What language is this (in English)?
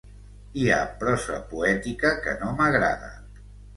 Catalan